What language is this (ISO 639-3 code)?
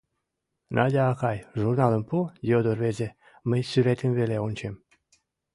chm